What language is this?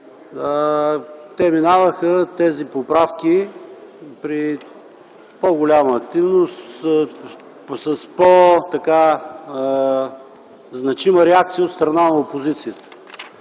Bulgarian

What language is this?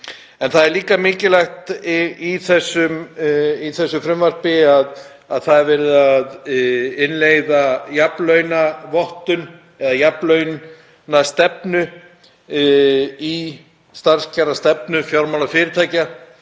Icelandic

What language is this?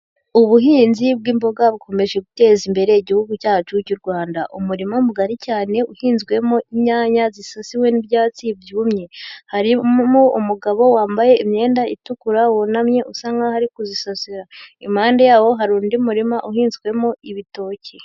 Kinyarwanda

